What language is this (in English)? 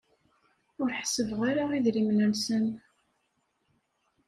Kabyle